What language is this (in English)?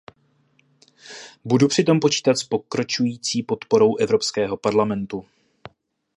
Czech